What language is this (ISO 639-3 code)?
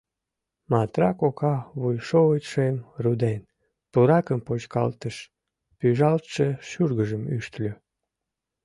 chm